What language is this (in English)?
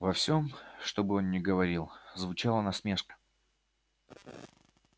Russian